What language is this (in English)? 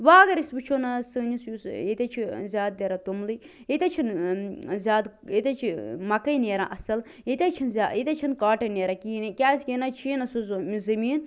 Kashmiri